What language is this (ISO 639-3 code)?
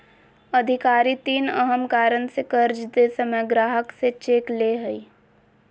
mag